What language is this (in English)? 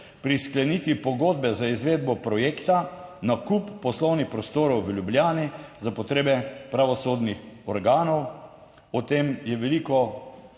Slovenian